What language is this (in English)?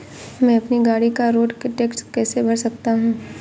Hindi